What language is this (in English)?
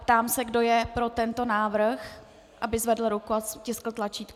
Czech